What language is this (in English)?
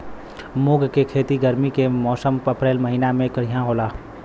Bhojpuri